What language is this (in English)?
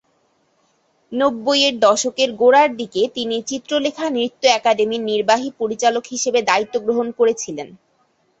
Bangla